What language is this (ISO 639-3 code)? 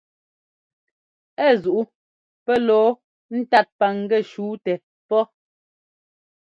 jgo